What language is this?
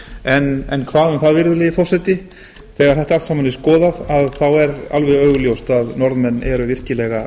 Icelandic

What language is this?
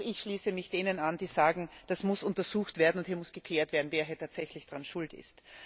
German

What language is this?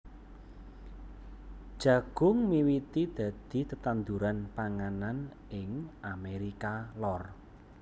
Javanese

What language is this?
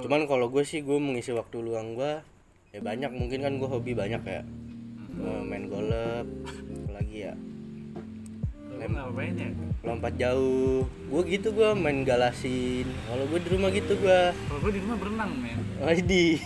Indonesian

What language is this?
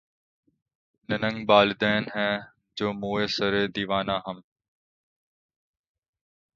Urdu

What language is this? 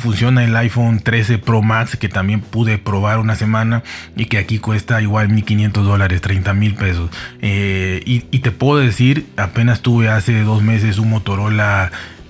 Spanish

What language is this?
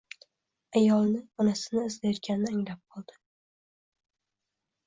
Uzbek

